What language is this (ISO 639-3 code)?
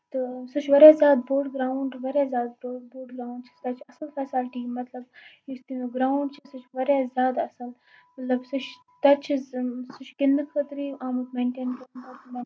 kas